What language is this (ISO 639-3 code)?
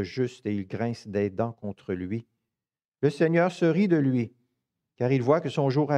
fra